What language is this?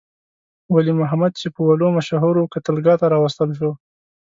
Pashto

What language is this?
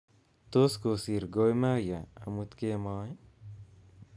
Kalenjin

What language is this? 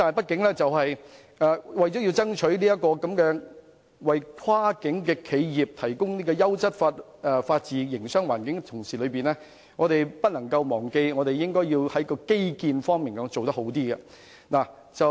Cantonese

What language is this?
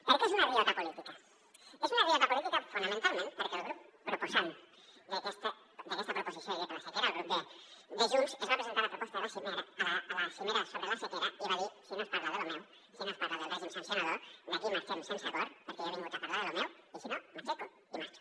Catalan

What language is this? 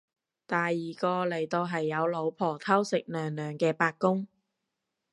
Cantonese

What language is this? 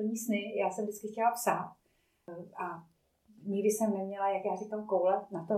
Czech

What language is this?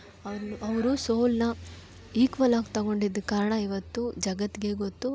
Kannada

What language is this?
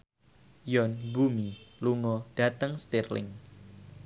Javanese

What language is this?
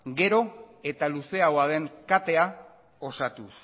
Basque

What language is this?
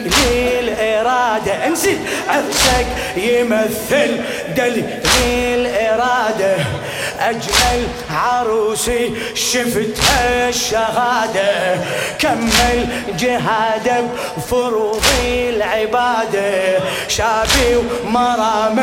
Arabic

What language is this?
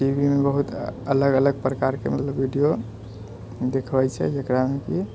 Maithili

